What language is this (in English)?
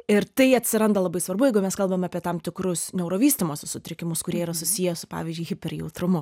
Lithuanian